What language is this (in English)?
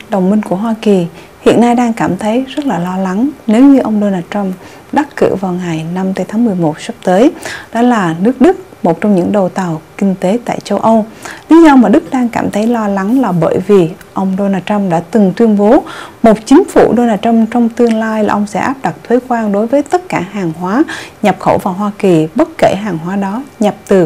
Vietnamese